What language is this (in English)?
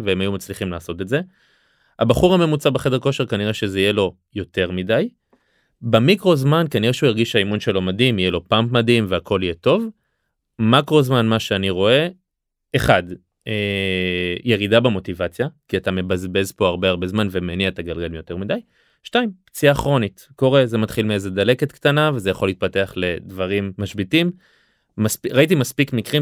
Hebrew